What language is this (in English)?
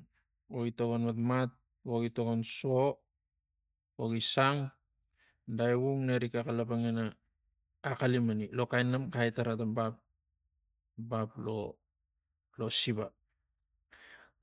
Tigak